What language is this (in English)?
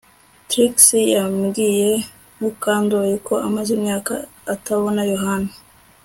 Kinyarwanda